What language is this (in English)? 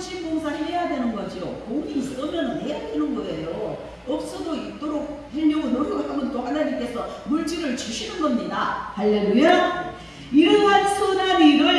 Korean